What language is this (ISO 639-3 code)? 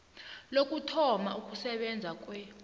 nbl